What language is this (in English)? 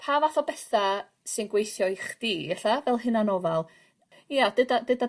Welsh